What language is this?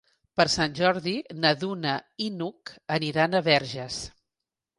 Catalan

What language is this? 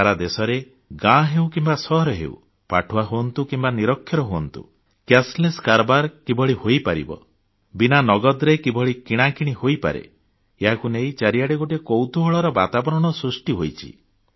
Odia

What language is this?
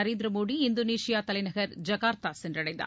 Tamil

